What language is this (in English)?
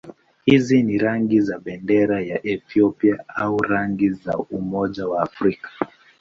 Swahili